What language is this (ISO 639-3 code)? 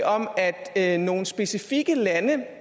dan